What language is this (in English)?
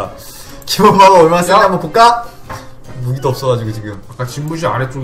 Korean